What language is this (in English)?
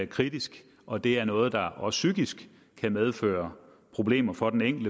Danish